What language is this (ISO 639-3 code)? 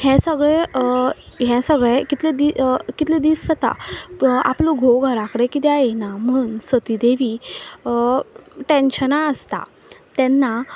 kok